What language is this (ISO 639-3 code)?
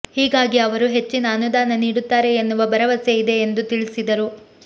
kan